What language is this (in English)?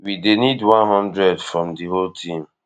Nigerian Pidgin